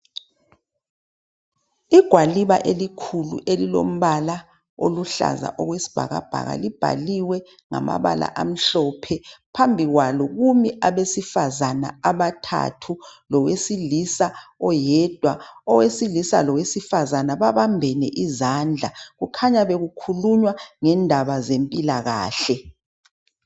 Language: North Ndebele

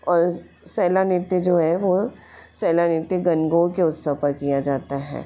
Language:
Hindi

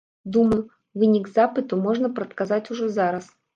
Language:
Belarusian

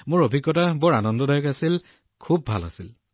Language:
Assamese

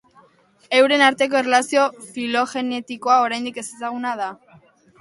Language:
Basque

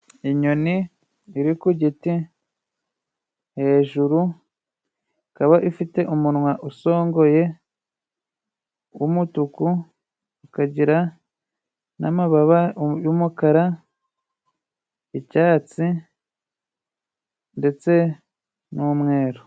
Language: Kinyarwanda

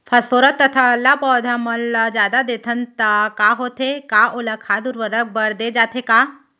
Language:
Chhattisgarhi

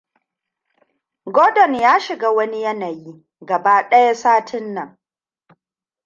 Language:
Hausa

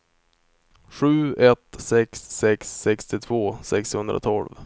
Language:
Swedish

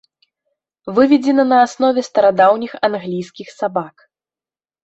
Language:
Belarusian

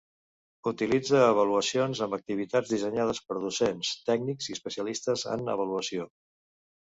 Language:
Catalan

